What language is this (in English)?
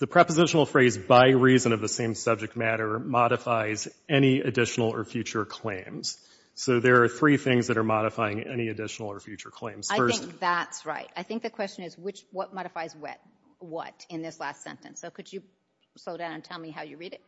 English